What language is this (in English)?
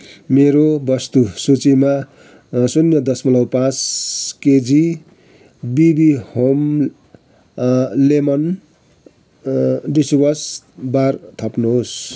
Nepali